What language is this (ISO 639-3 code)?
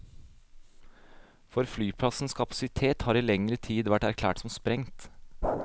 nor